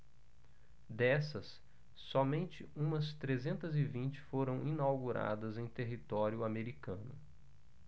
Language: Portuguese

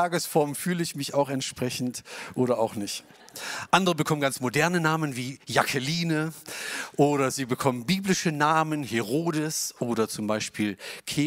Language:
German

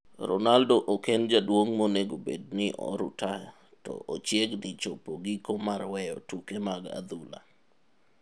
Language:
Luo (Kenya and Tanzania)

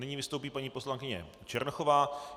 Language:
Czech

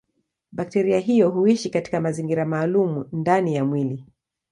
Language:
Swahili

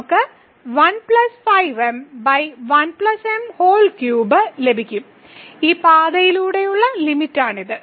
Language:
Malayalam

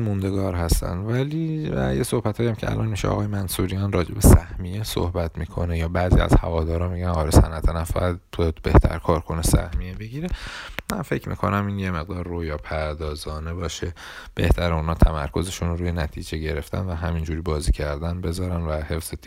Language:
Persian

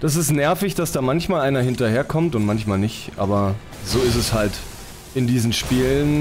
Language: German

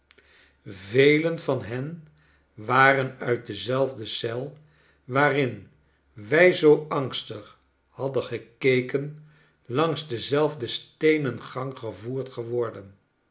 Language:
Dutch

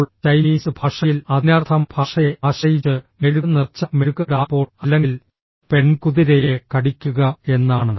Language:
Malayalam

